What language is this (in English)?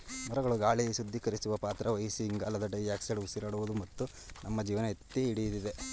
Kannada